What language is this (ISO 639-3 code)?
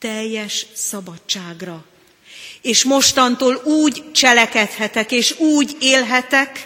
hun